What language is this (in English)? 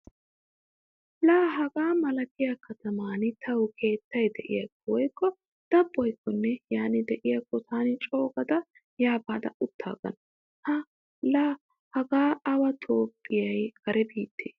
Wolaytta